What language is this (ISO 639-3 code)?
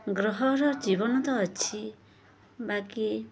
ori